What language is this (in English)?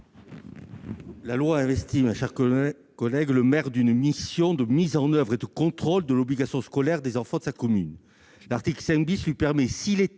French